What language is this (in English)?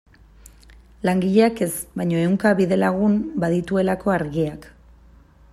Basque